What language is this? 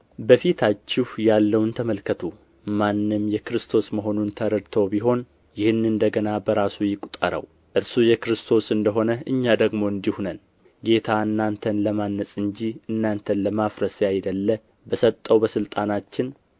Amharic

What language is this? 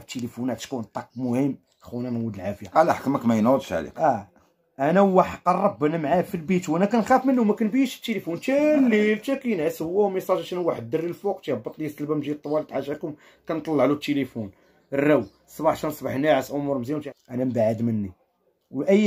Arabic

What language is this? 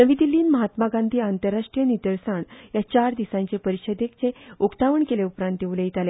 Konkani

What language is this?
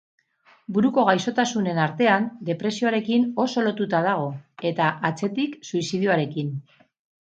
Basque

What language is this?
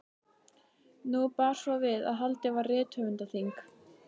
Icelandic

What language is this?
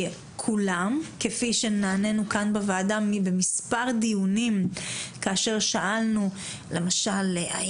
Hebrew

